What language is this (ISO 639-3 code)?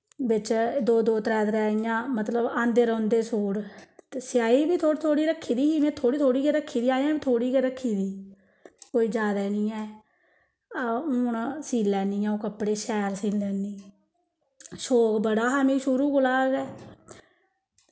doi